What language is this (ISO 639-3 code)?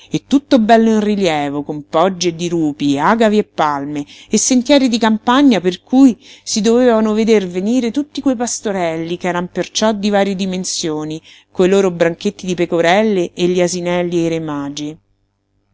ita